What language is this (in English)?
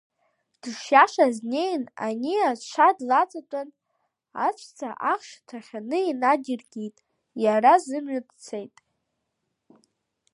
Abkhazian